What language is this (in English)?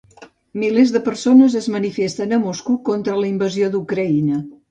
Catalan